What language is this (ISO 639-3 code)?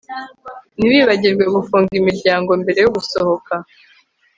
kin